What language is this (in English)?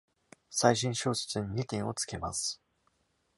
Japanese